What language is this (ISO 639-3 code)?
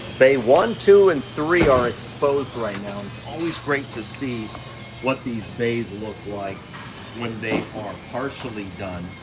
eng